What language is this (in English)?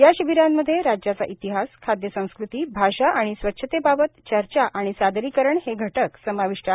Marathi